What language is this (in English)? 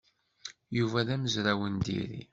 Kabyle